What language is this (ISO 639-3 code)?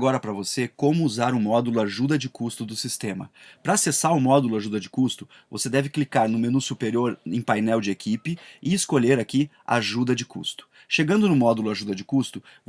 por